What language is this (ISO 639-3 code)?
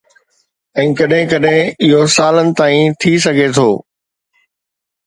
snd